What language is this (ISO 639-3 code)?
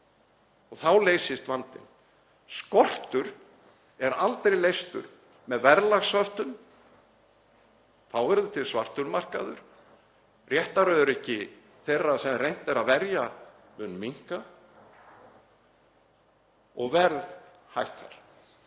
isl